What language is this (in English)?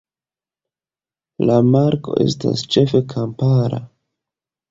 Esperanto